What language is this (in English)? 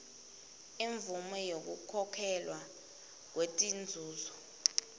Swati